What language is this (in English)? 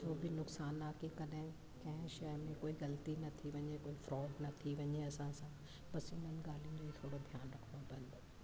Sindhi